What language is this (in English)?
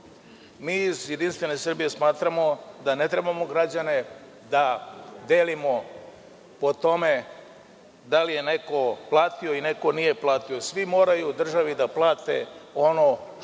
Serbian